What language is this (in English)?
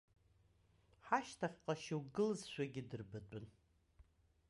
Abkhazian